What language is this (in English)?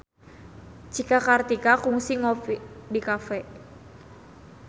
Sundanese